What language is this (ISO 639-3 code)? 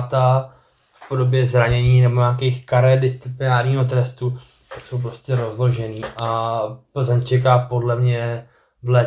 ces